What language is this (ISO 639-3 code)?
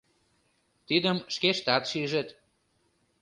chm